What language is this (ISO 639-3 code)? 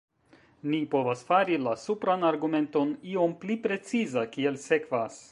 epo